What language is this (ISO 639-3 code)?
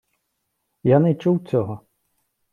ukr